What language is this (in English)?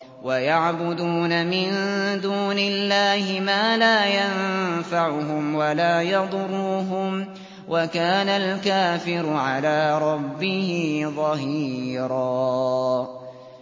Arabic